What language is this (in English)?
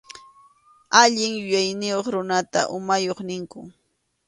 Arequipa-La Unión Quechua